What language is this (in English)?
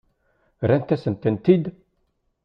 Kabyle